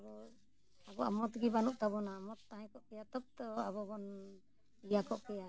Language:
Santali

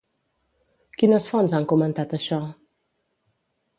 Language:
Catalan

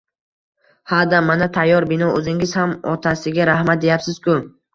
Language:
Uzbek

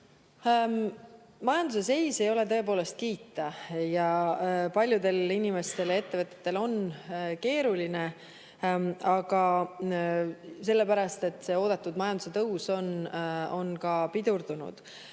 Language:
Estonian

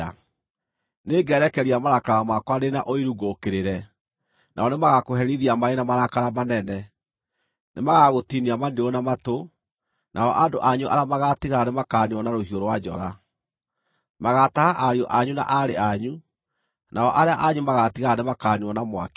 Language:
Kikuyu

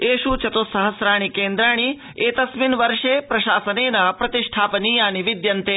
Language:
Sanskrit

